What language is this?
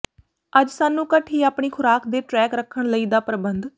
Punjabi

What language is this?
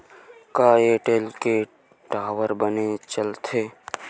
Chhattisgarhi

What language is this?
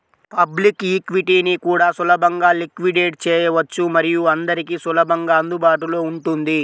Telugu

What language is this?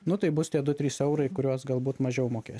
Lithuanian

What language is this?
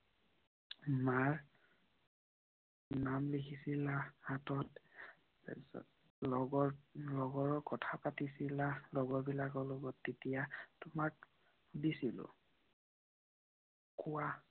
Assamese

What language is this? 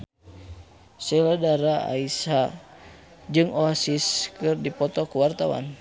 Sundanese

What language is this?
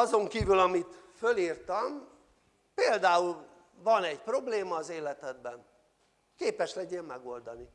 Hungarian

